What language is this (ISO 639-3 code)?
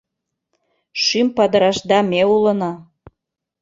chm